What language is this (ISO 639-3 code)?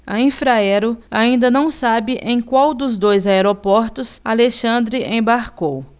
por